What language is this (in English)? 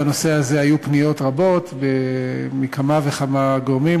Hebrew